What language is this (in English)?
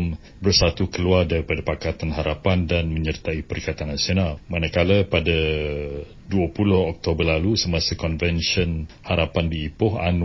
Malay